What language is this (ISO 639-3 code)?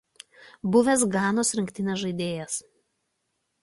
lit